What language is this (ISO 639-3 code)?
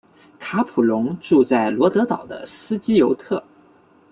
zho